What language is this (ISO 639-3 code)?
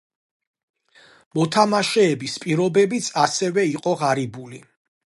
kat